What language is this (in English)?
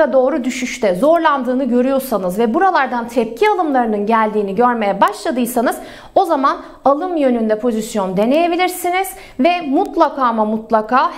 Turkish